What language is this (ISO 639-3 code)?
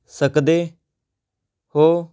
pan